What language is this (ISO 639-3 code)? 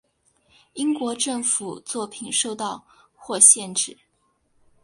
zho